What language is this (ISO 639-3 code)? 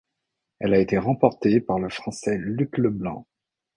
fra